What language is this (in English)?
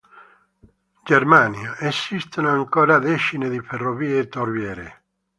Italian